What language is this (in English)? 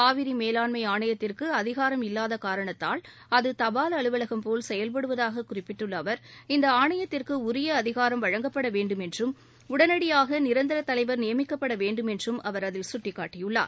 Tamil